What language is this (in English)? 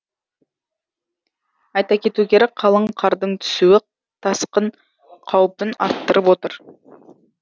Kazakh